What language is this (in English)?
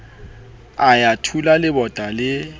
Southern Sotho